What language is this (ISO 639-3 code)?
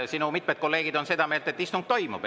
est